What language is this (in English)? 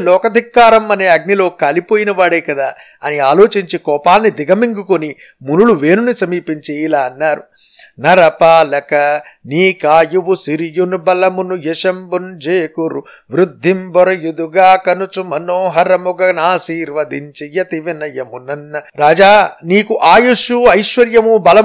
Telugu